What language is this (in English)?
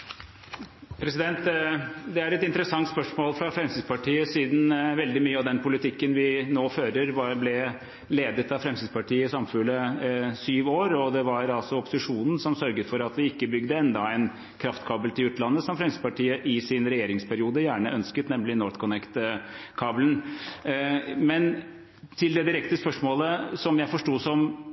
Norwegian Bokmål